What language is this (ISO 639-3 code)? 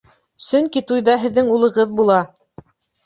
bak